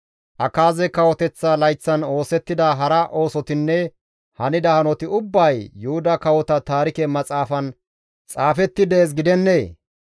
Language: Gamo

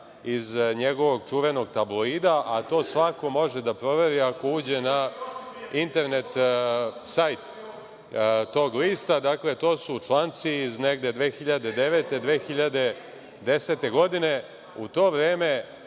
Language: Serbian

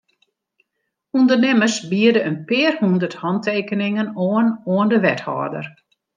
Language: Western Frisian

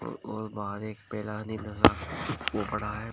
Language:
Hindi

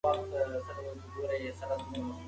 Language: Pashto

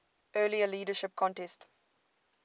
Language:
English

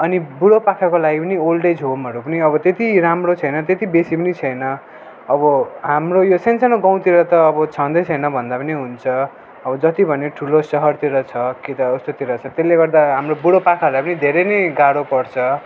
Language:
Nepali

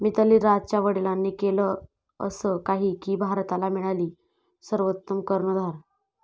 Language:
Marathi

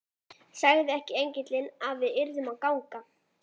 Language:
Icelandic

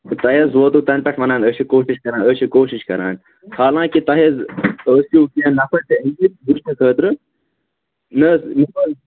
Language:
Kashmiri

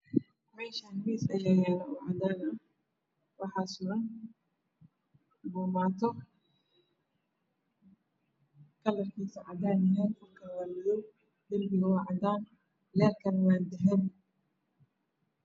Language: Somali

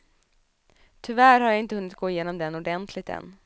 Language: Swedish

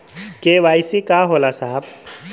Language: Bhojpuri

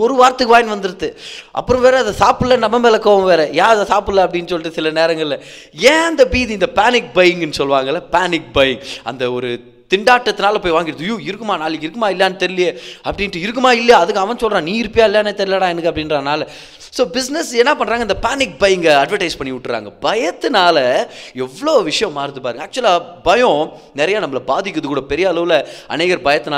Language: Tamil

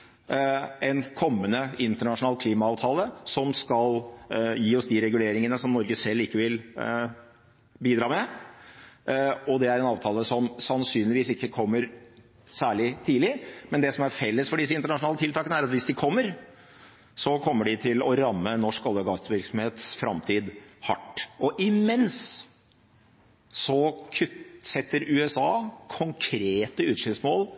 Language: Norwegian Bokmål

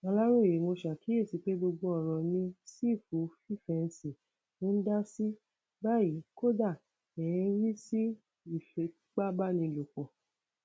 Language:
Yoruba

